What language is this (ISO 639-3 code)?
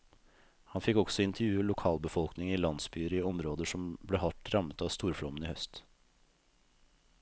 nor